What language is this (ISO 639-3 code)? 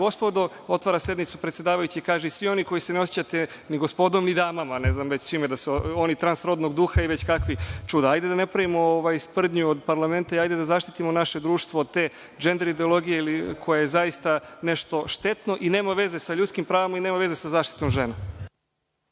srp